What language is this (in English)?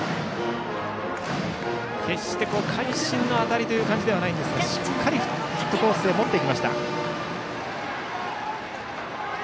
Japanese